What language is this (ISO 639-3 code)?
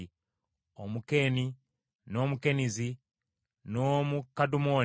lug